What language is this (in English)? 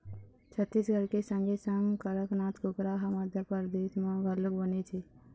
Chhattisgarhi